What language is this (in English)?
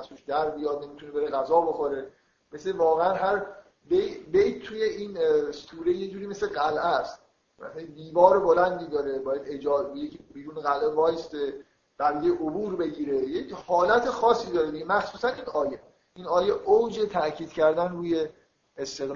Persian